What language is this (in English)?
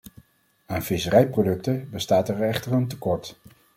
Dutch